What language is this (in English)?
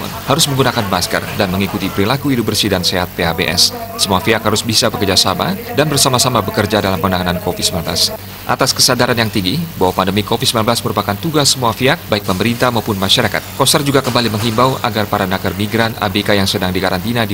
Indonesian